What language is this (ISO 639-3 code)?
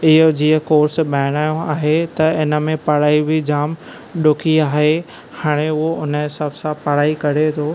snd